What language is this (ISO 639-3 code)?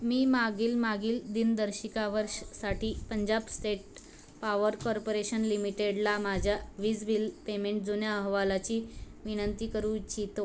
mar